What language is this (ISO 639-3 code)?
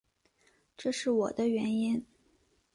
zho